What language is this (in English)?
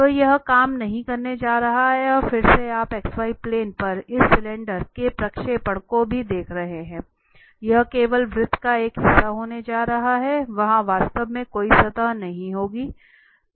Hindi